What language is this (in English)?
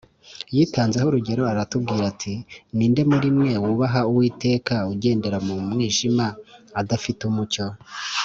Kinyarwanda